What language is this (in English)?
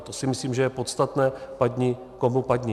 Czech